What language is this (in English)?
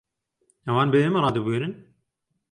Central Kurdish